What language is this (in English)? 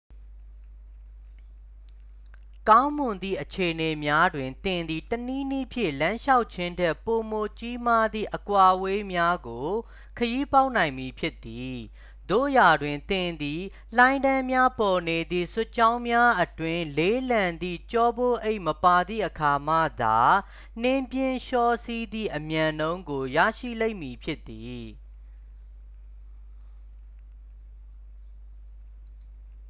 Burmese